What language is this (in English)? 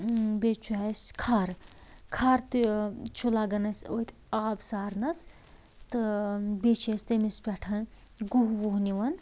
Kashmiri